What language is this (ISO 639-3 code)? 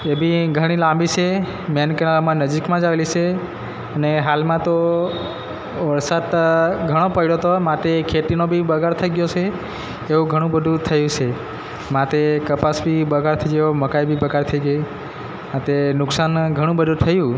guj